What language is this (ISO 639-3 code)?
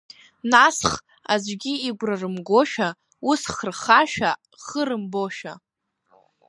abk